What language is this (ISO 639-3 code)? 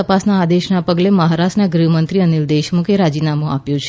guj